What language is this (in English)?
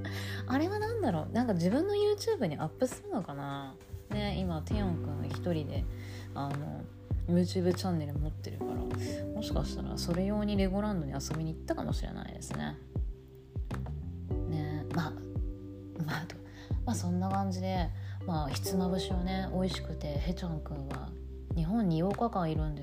Japanese